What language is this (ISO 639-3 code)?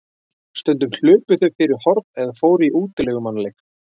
isl